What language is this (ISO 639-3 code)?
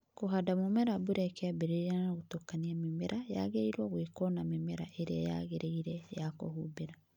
kik